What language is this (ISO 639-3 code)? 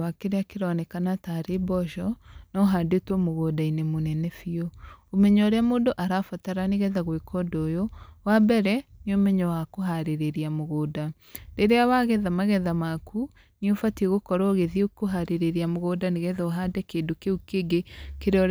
kik